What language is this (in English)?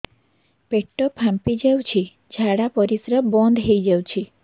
Odia